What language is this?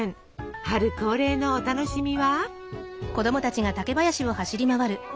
Japanese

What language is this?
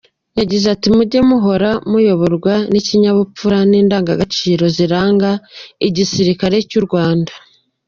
Kinyarwanda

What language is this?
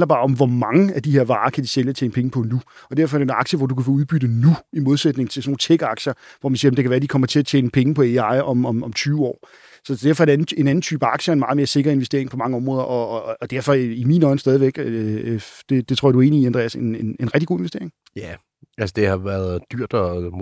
Danish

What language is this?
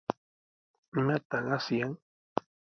Sihuas Ancash Quechua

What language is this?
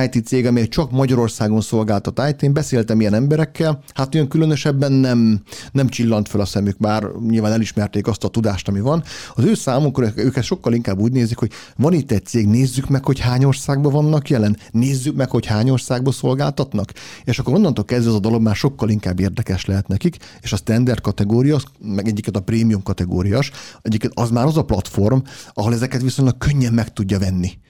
Hungarian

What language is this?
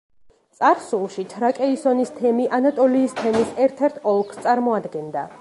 Georgian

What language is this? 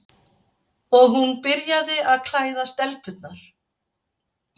Icelandic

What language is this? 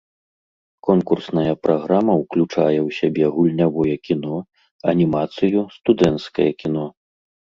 Belarusian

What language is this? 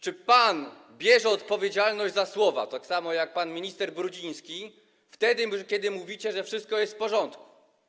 Polish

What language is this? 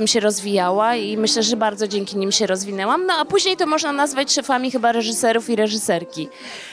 Polish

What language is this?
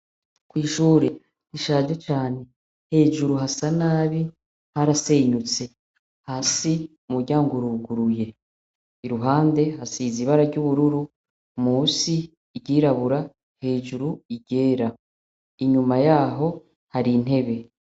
Rundi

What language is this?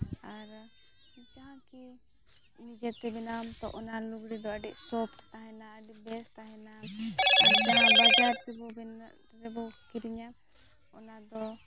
Santali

